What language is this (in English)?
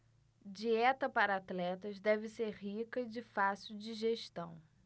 Portuguese